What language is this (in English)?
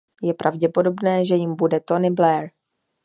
Czech